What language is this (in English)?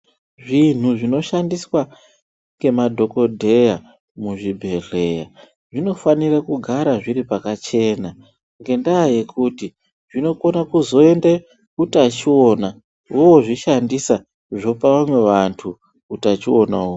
Ndau